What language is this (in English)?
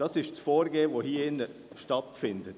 Swiss German